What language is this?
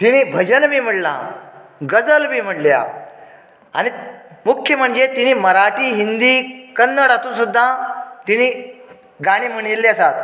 Konkani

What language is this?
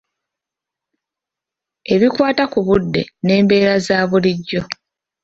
Ganda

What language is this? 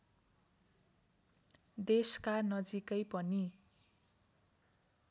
Nepali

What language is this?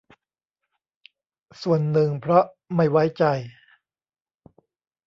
Thai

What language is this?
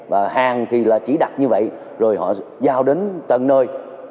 Vietnamese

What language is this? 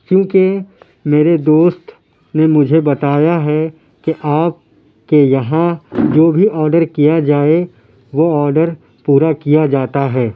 Urdu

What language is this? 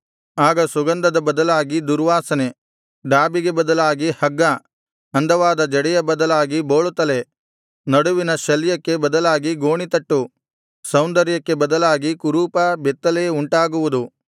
Kannada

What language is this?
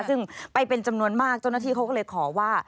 Thai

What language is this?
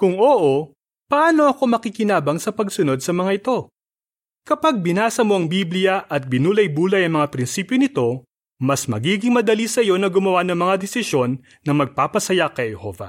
Filipino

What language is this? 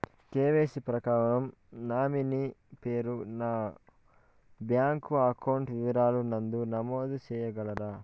Telugu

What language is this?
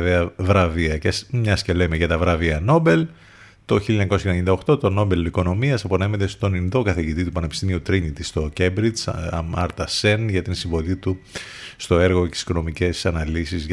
Greek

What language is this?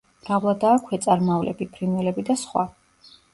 Georgian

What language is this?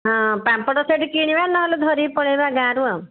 Odia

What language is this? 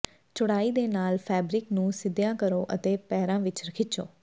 Punjabi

